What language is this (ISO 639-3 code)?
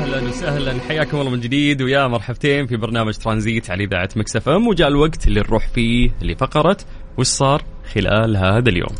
ara